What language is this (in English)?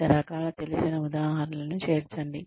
Telugu